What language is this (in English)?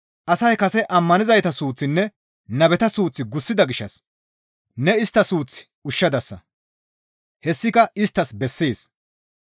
Gamo